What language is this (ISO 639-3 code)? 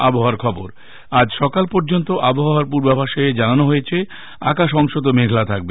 ben